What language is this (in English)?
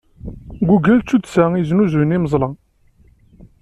Kabyle